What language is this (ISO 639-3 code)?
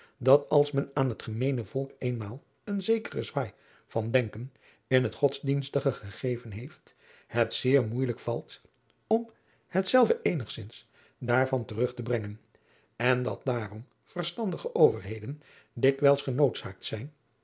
nld